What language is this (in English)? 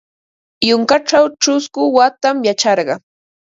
Ambo-Pasco Quechua